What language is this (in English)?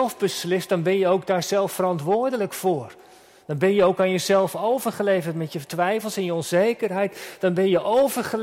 Dutch